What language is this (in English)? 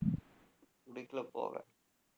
Tamil